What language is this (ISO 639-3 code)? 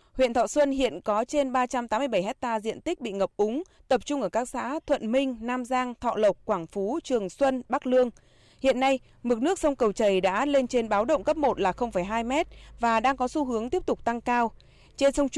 vie